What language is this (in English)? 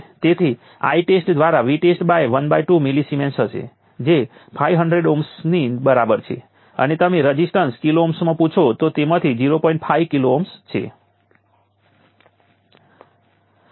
Gujarati